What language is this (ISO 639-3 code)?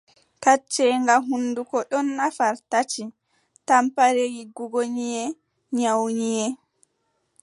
fub